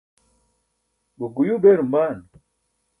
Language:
Burushaski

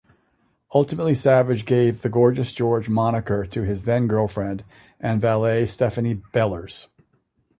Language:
English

